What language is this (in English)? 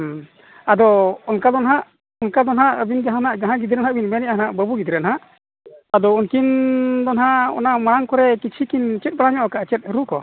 Santali